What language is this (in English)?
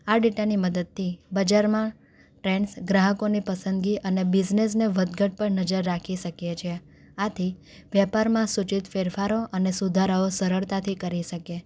Gujarati